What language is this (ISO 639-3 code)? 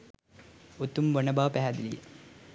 sin